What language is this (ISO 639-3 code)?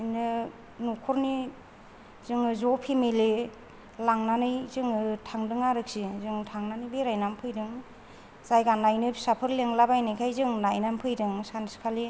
brx